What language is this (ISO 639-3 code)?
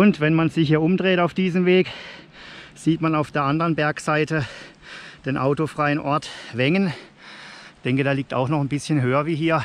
deu